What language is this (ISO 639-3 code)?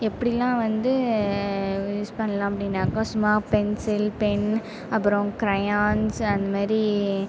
tam